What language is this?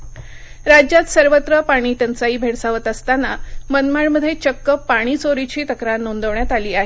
Marathi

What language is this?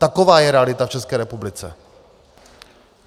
Czech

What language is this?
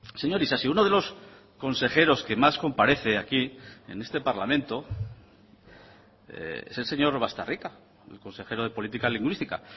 Spanish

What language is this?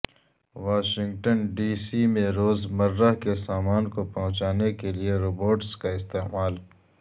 Urdu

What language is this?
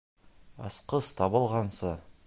Bashkir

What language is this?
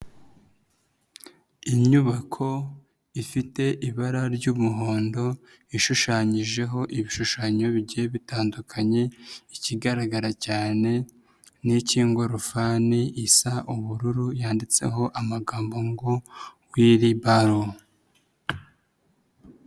Kinyarwanda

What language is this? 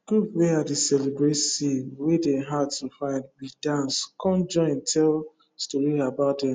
Nigerian Pidgin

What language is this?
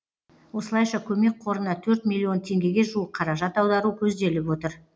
Kazakh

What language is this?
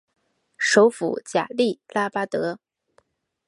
Chinese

